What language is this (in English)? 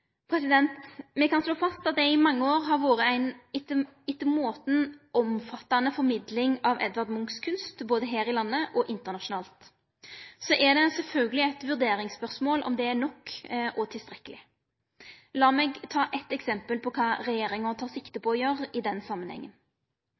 Norwegian Nynorsk